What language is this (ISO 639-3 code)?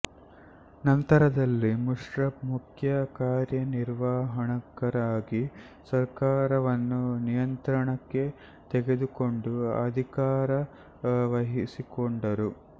kan